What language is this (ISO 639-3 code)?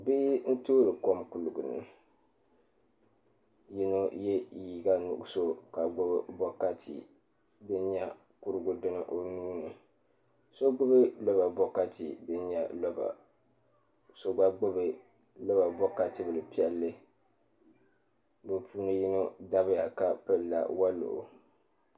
dag